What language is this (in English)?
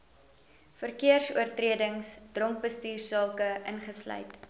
Afrikaans